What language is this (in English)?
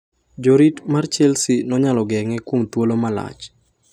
Luo (Kenya and Tanzania)